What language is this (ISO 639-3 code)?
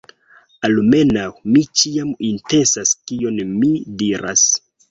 epo